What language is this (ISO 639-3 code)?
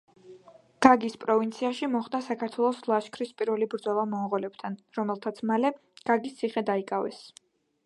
kat